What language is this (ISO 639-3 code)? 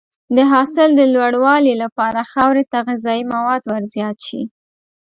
pus